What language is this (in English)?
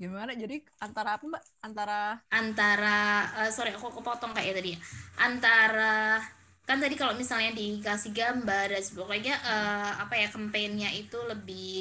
Indonesian